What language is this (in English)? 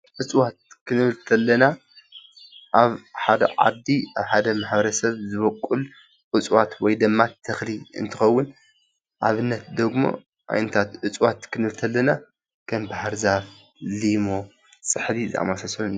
Tigrinya